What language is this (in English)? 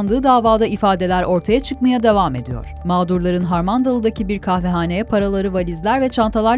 Turkish